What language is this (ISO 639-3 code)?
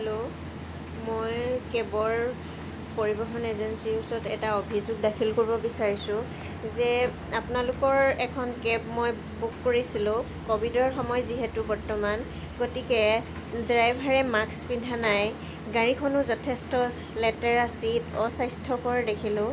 asm